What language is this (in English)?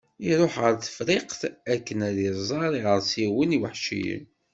Kabyle